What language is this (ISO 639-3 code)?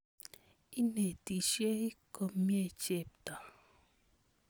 kln